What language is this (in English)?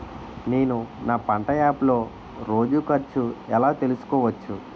Telugu